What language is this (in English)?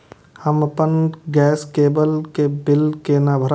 Maithili